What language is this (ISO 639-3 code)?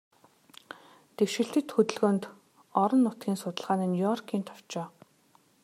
mon